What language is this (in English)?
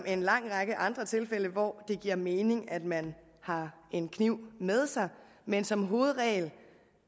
Danish